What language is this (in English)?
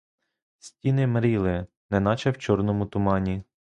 Ukrainian